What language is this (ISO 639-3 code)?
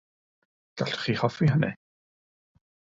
cym